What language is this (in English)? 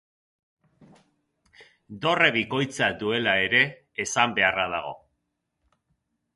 Basque